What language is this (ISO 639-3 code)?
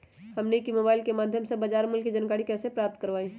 mag